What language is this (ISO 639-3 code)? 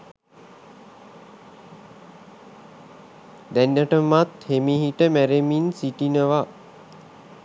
sin